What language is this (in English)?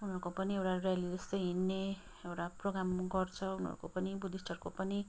Nepali